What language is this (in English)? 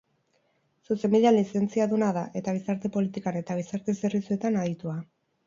Basque